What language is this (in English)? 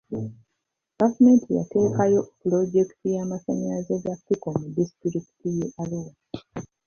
Ganda